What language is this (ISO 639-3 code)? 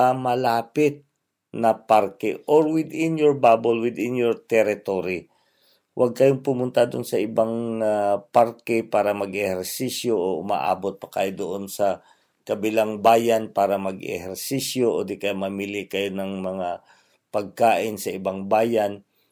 fil